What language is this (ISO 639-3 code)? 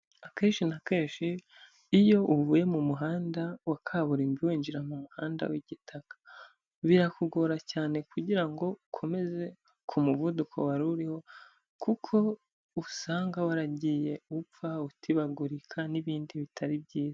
kin